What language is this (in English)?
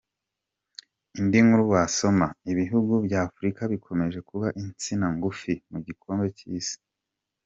Kinyarwanda